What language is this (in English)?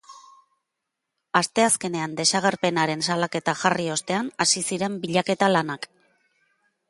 Basque